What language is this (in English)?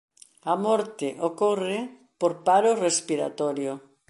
Galician